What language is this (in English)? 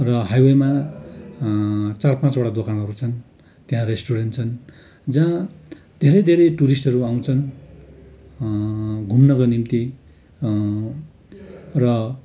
Nepali